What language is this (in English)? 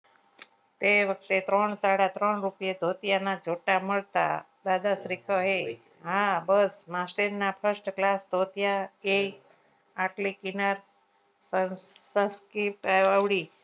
Gujarati